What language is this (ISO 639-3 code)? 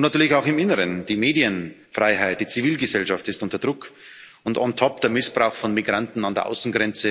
deu